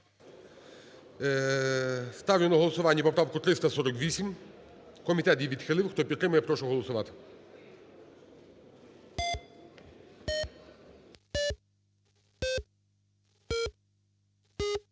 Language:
Ukrainian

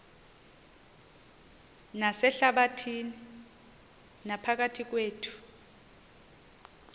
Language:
Xhosa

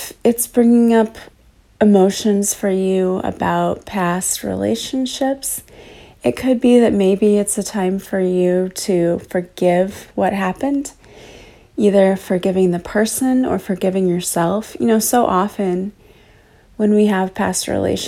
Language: English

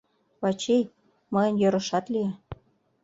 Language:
Mari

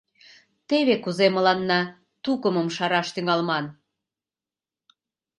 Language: Mari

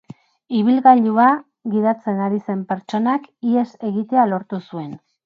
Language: Basque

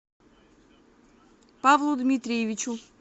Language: Russian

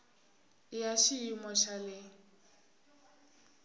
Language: Tsonga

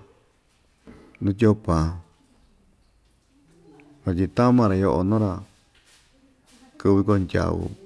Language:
Ixtayutla Mixtec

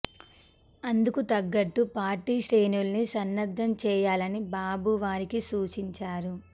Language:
Telugu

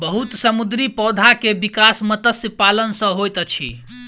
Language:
Maithili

